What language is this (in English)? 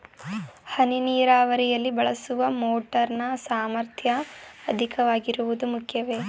Kannada